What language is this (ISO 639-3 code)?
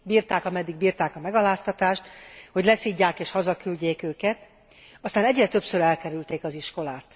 hun